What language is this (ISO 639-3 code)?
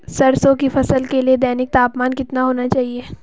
hin